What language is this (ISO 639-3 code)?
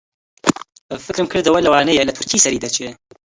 ckb